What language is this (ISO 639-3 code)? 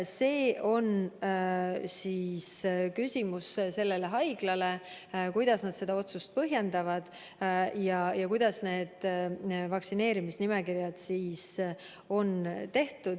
est